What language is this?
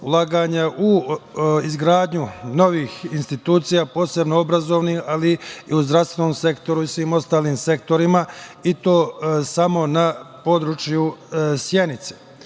Serbian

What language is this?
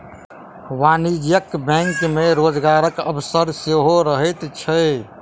Maithili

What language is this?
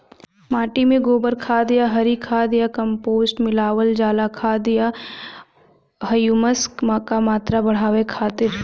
Bhojpuri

